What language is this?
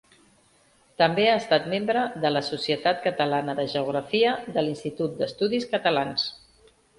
Catalan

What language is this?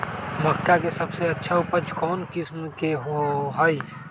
Magahi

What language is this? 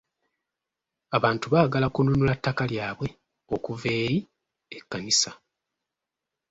Ganda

